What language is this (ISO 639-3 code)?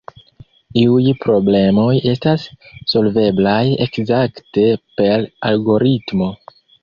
epo